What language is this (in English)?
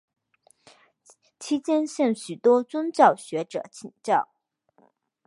Chinese